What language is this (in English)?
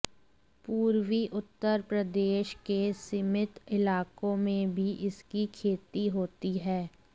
Hindi